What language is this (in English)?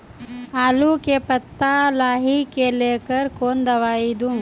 Maithili